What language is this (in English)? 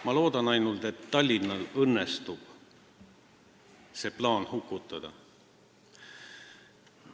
Estonian